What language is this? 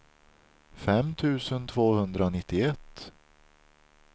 Swedish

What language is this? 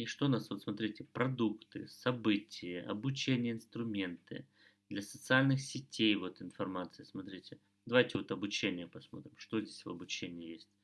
Russian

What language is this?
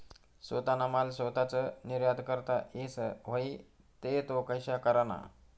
Marathi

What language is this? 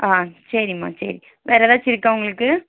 Tamil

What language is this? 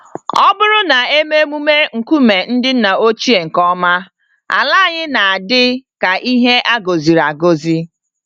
Igbo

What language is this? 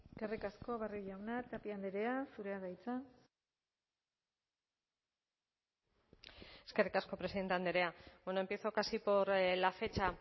Basque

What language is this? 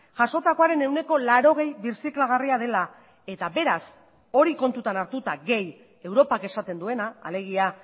Basque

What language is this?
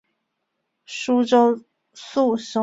Chinese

